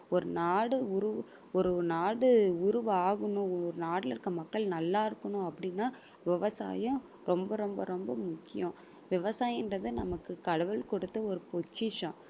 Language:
Tamil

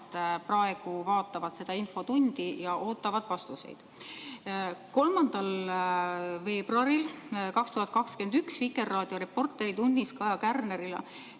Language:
Estonian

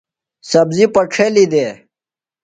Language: Phalura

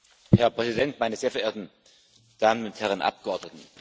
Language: German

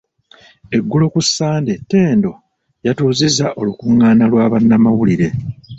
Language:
Ganda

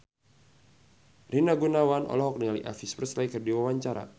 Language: Sundanese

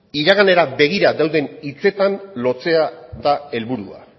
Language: Basque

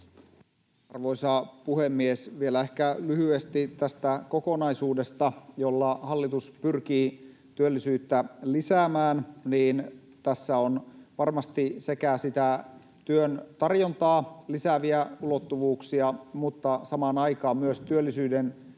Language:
Finnish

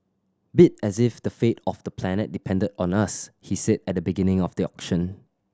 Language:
English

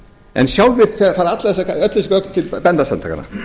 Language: Icelandic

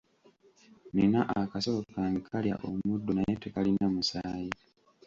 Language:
Ganda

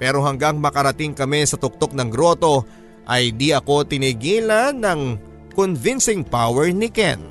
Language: Filipino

